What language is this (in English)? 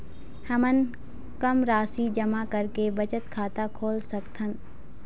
Chhattisgarhi